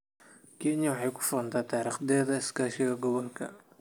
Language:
Somali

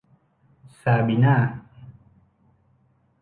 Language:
Thai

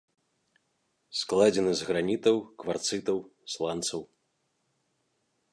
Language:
Belarusian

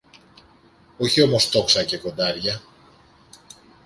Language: Greek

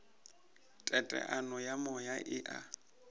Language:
Northern Sotho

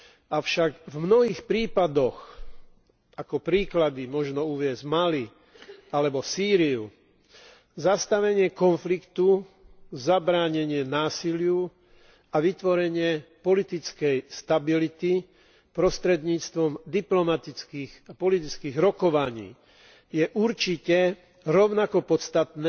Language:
Slovak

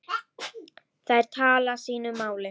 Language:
Icelandic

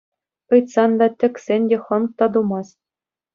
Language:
Chuvash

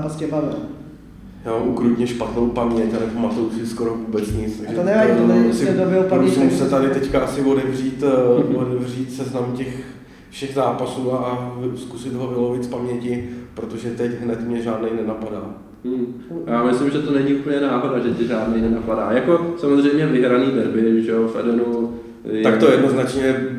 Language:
Czech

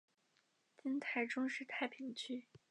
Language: Chinese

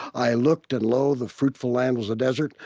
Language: English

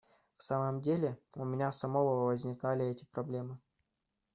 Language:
Russian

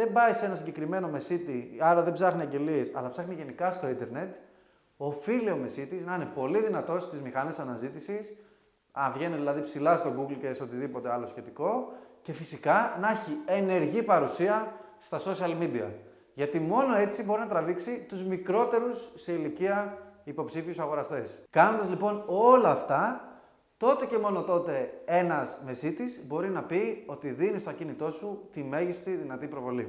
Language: Greek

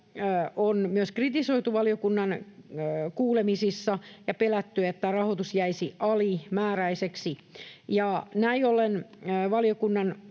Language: Finnish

